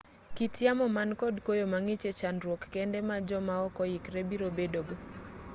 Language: Luo (Kenya and Tanzania)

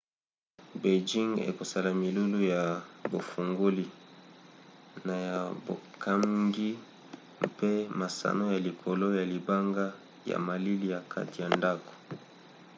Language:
Lingala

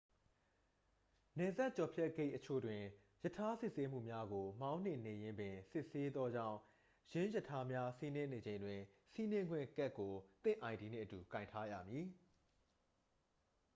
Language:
Burmese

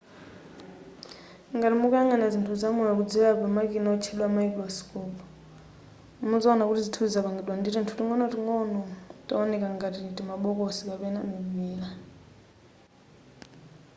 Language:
Nyanja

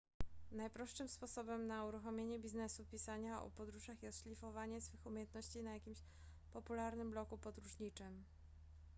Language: Polish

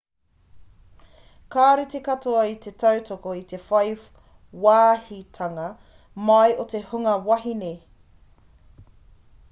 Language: Māori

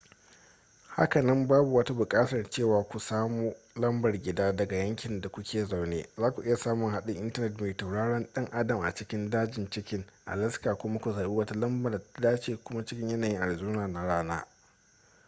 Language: Hausa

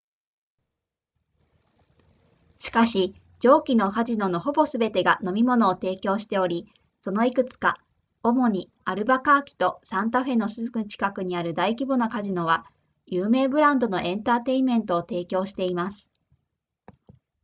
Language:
Japanese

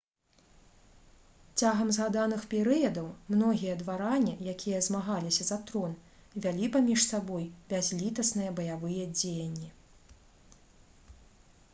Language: Belarusian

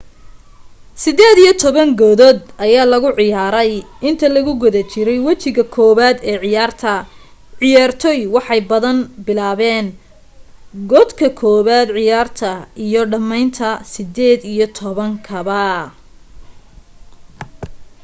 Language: Somali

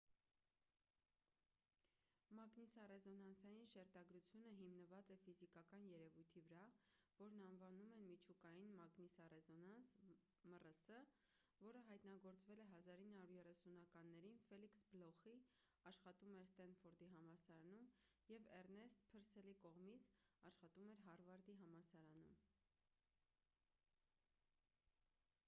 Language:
Armenian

